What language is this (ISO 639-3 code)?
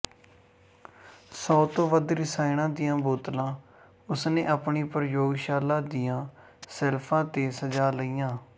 pan